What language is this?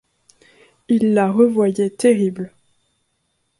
French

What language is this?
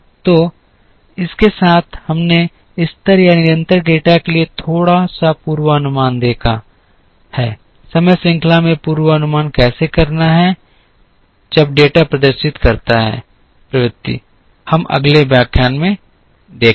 Hindi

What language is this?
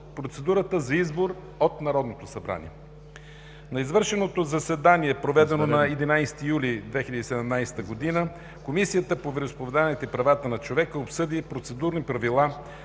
Bulgarian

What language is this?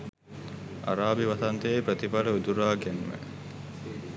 Sinhala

